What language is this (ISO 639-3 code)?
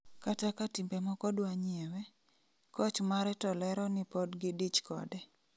luo